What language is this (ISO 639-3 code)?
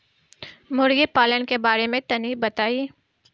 bho